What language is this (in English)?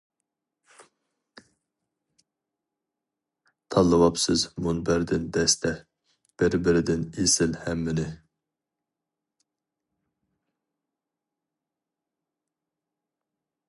Uyghur